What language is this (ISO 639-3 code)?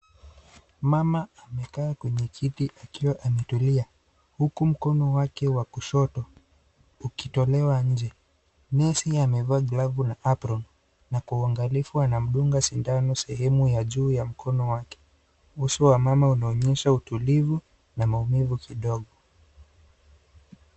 swa